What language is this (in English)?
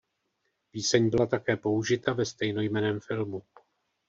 Czech